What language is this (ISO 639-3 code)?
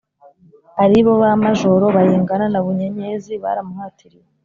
kin